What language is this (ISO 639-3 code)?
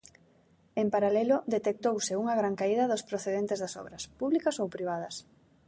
glg